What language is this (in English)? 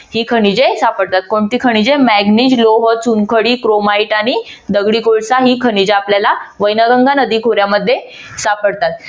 Marathi